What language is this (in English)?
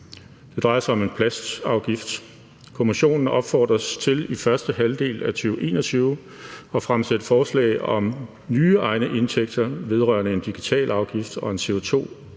Danish